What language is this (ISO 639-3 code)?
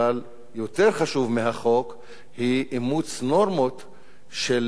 heb